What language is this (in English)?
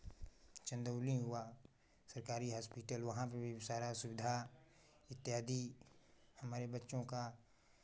Hindi